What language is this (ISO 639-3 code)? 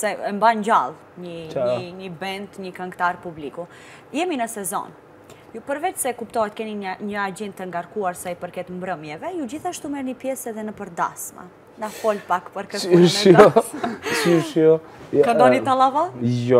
ron